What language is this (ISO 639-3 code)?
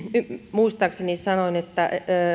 fin